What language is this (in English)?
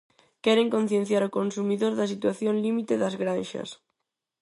Galician